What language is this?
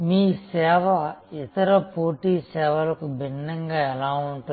Telugu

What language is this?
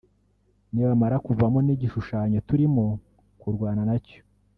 Kinyarwanda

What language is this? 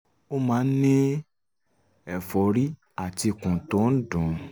Yoruba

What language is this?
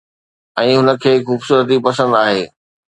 Sindhi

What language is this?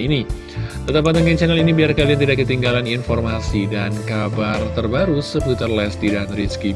Indonesian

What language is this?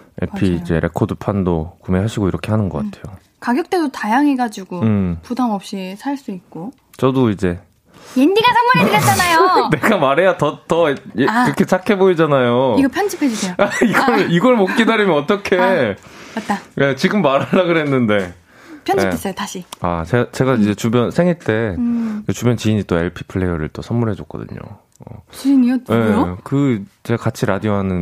Korean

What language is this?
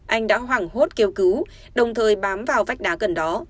Vietnamese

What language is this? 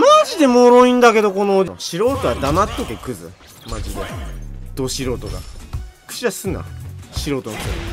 Japanese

